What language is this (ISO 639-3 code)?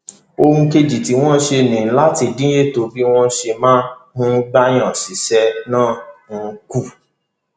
yor